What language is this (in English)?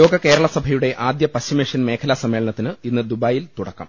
Malayalam